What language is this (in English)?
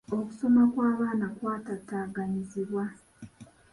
Ganda